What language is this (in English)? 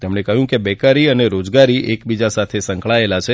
Gujarati